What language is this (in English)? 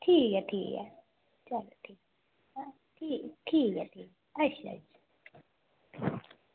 Dogri